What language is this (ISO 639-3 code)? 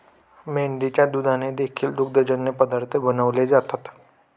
mar